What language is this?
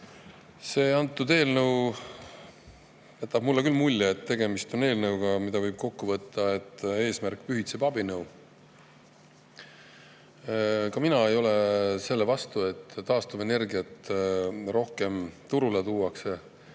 Estonian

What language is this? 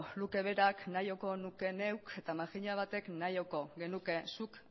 Basque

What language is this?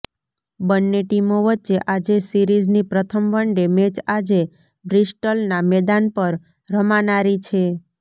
Gujarati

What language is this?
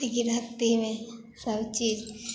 Maithili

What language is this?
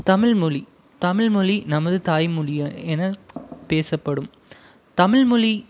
Tamil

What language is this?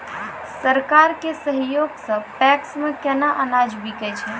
Maithili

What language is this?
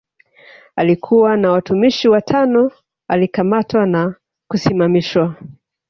Swahili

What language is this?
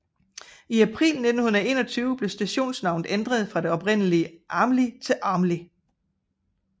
Danish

